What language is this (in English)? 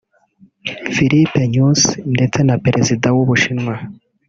Kinyarwanda